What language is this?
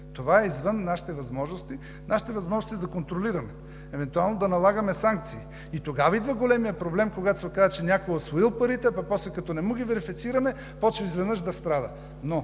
Bulgarian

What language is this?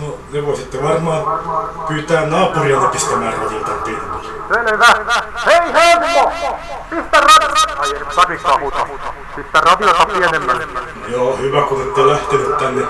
Finnish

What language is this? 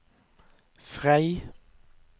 Norwegian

